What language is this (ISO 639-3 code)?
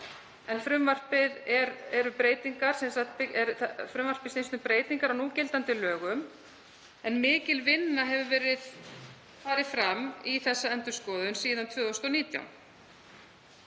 isl